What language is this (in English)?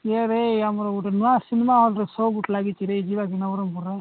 Odia